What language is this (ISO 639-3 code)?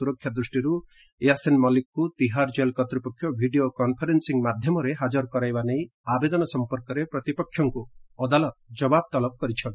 ori